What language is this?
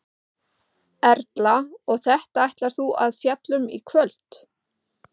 Icelandic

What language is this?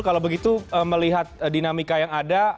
Indonesian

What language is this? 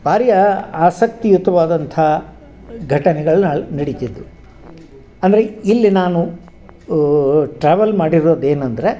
Kannada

